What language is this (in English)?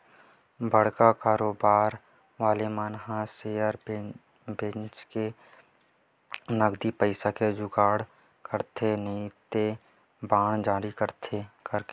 Chhattisgarhi